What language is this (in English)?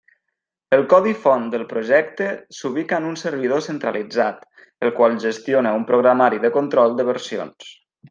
Catalan